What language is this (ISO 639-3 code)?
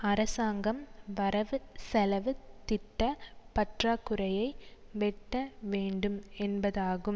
tam